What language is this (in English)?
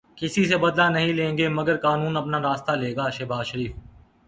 Urdu